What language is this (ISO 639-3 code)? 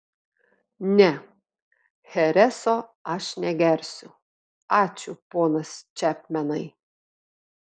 lit